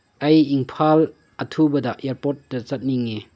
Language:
Manipuri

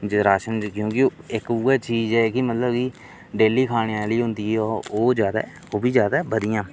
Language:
Dogri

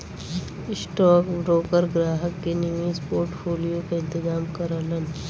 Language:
Bhojpuri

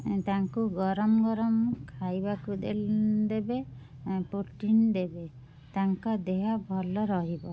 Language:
Odia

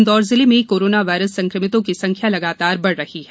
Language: Hindi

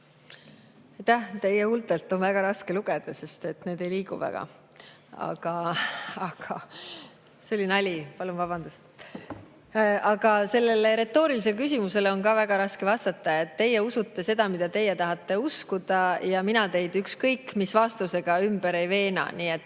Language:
Estonian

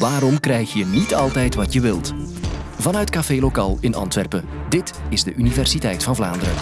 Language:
Dutch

